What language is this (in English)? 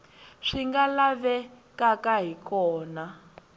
Tsonga